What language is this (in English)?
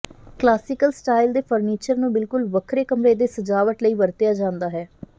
Punjabi